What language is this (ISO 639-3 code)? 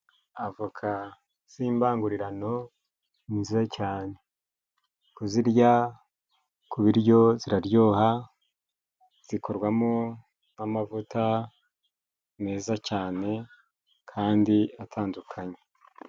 kin